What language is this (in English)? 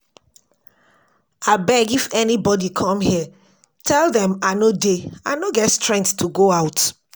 Nigerian Pidgin